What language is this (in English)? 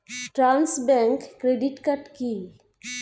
Bangla